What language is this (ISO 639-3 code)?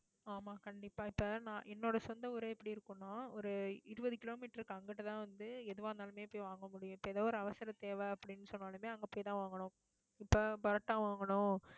tam